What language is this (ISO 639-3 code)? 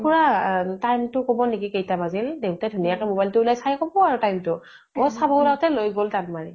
asm